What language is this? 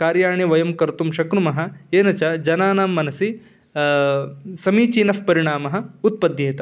Sanskrit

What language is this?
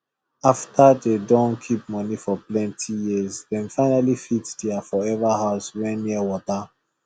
Nigerian Pidgin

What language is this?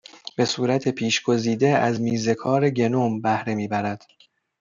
Persian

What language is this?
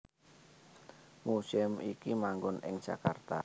Javanese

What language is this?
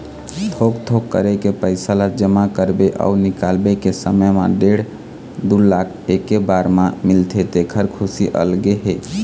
Chhattisgarhi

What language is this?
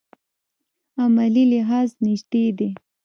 Pashto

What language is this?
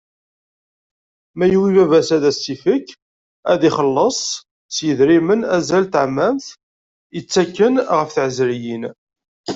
Kabyle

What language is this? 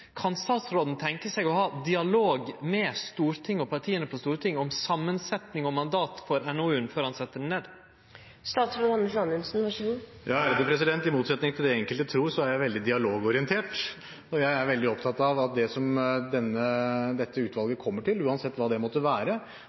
Norwegian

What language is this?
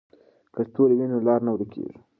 Pashto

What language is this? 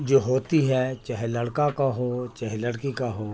Urdu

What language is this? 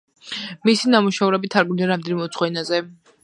Georgian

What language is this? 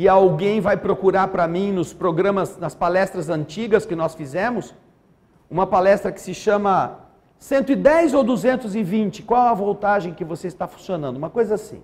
Portuguese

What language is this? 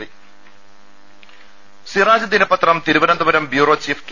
Malayalam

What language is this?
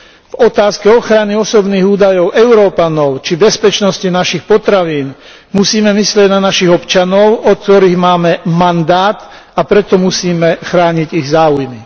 Slovak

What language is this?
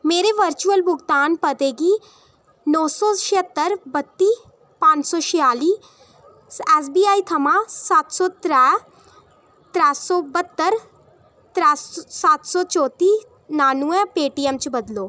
Dogri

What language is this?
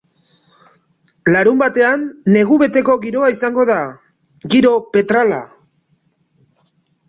Basque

